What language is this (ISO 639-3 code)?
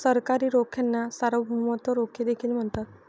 mar